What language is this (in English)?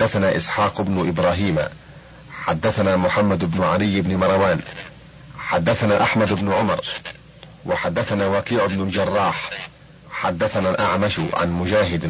Arabic